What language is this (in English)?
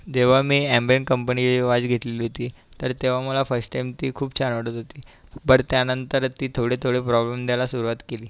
Marathi